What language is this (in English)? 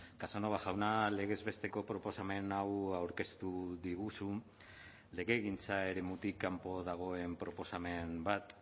Basque